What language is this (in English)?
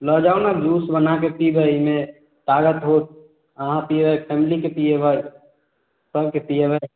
Maithili